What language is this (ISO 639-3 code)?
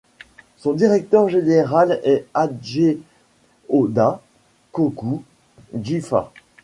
fra